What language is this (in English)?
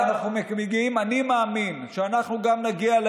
Hebrew